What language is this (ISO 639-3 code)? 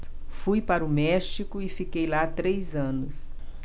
por